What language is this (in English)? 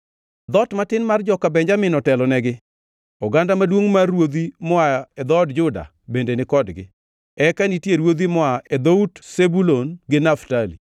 Luo (Kenya and Tanzania)